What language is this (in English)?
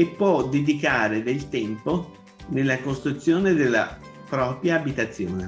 Italian